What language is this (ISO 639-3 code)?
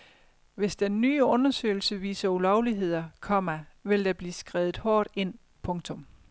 dan